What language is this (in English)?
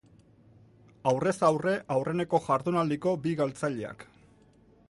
Basque